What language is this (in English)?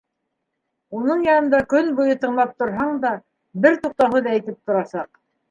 Bashkir